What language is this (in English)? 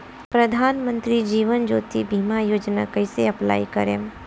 Bhojpuri